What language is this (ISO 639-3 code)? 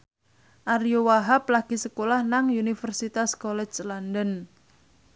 jav